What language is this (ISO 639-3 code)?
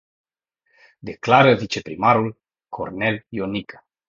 ron